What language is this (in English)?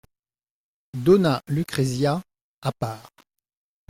French